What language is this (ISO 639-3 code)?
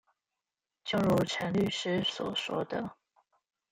zho